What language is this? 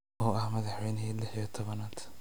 Somali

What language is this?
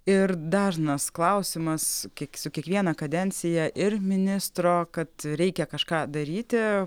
Lithuanian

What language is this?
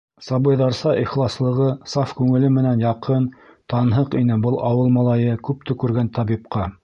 Bashkir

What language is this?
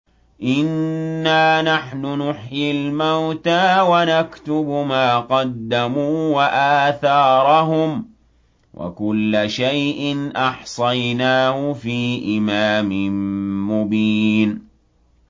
Arabic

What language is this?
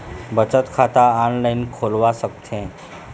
Chhattisgarhi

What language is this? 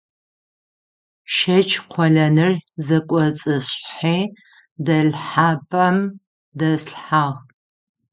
Adyghe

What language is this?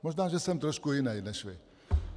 Czech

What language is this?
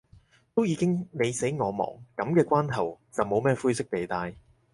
Cantonese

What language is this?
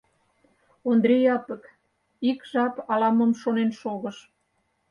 Mari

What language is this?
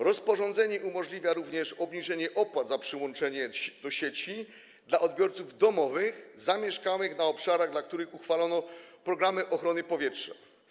Polish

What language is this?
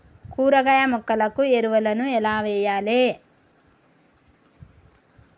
Telugu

